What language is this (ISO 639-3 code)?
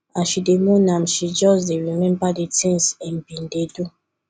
pcm